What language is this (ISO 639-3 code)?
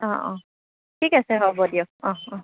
asm